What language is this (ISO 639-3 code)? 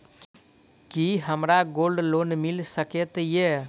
mai